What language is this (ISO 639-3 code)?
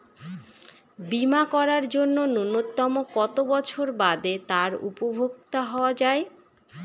ben